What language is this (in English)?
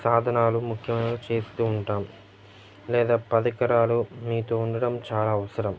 Telugu